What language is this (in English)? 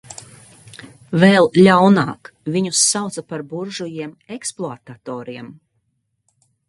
Latvian